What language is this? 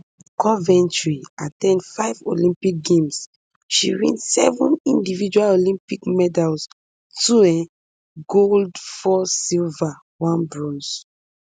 Nigerian Pidgin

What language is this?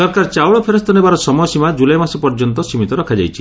Odia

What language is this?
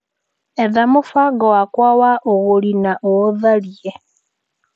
Kikuyu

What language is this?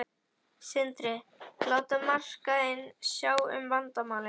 Icelandic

